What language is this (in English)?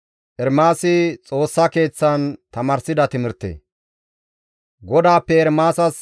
Gamo